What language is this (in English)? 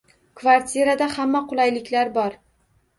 Uzbek